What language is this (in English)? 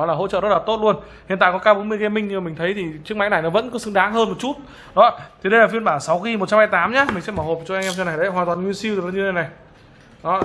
Vietnamese